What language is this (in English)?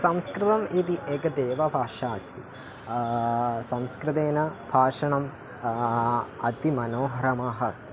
Sanskrit